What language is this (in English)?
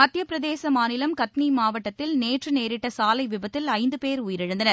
Tamil